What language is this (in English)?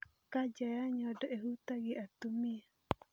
Kikuyu